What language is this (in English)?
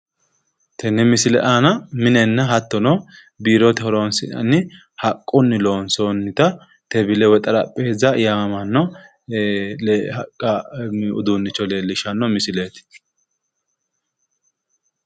Sidamo